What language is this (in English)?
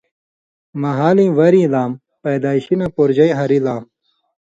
Indus Kohistani